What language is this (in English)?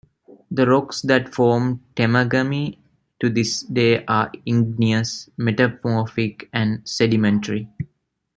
English